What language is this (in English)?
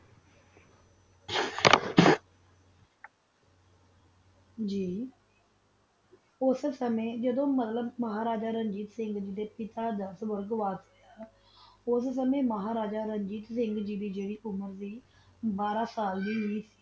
Punjabi